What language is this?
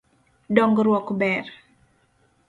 Luo (Kenya and Tanzania)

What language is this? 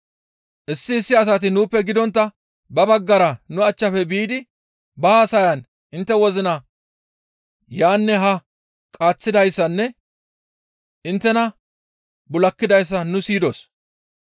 Gamo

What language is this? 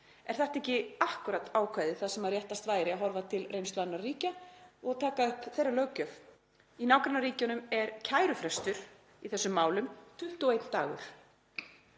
Icelandic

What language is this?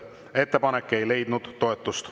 Estonian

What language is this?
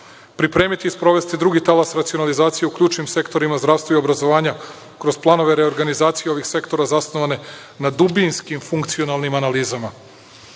Serbian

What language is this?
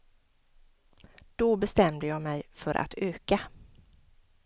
Swedish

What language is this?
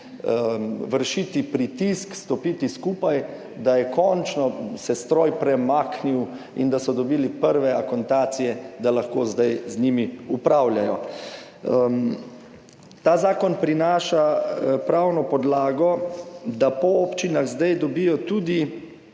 Slovenian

